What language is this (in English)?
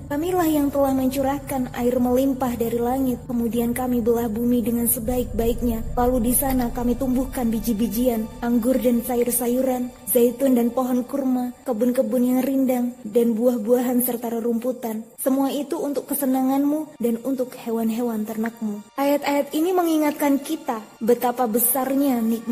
Indonesian